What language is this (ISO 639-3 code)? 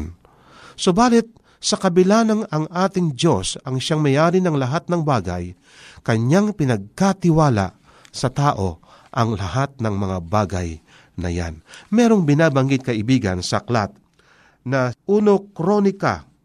fil